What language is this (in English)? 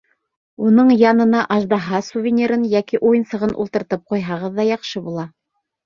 Bashkir